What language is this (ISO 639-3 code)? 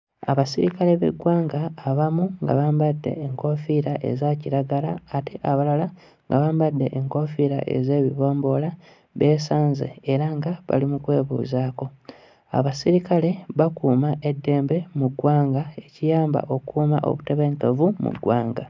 lug